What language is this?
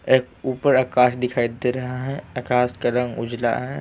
Hindi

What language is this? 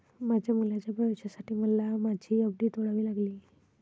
Marathi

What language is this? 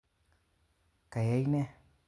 Kalenjin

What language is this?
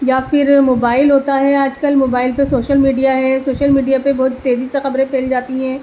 Urdu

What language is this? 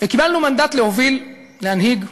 Hebrew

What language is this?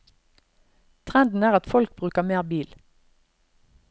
Norwegian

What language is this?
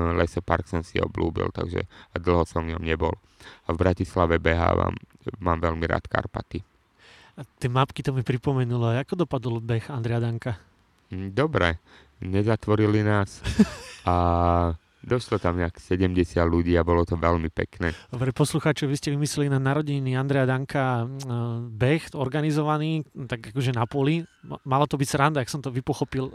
Slovak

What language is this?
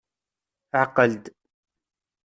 Kabyle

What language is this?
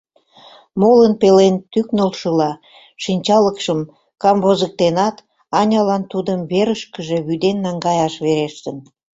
Mari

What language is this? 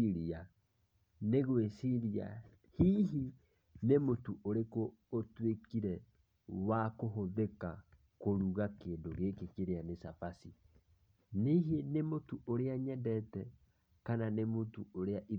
Kikuyu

